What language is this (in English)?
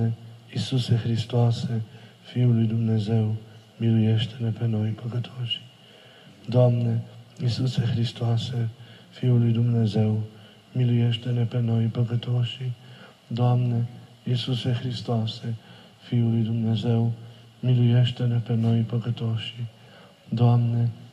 Romanian